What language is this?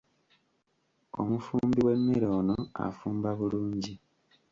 Ganda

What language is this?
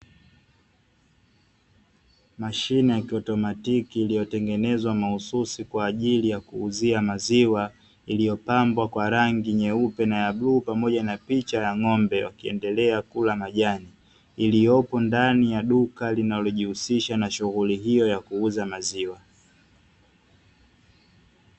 Swahili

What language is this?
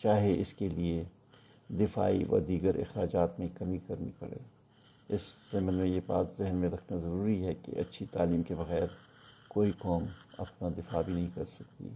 Urdu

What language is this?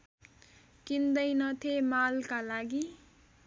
Nepali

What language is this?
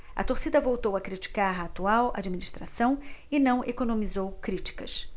Portuguese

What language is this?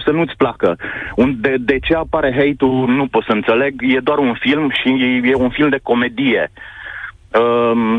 Romanian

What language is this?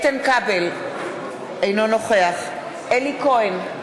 Hebrew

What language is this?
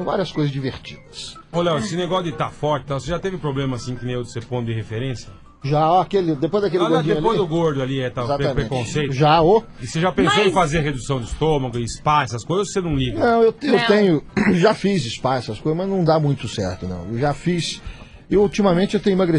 Portuguese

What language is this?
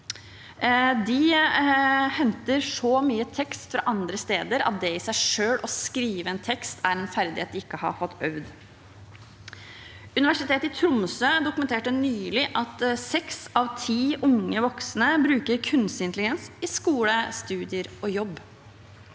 Norwegian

